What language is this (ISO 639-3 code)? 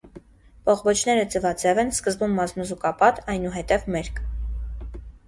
hye